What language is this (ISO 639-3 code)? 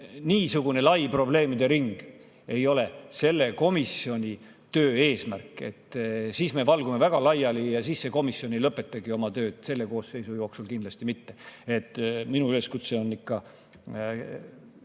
est